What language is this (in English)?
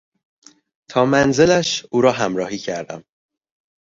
Persian